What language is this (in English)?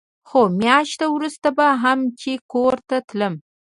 Pashto